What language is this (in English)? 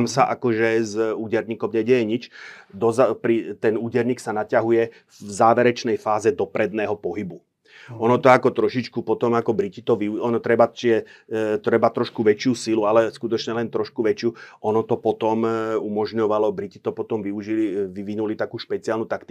Slovak